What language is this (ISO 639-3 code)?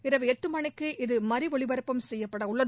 tam